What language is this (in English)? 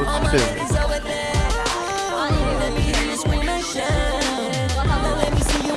Japanese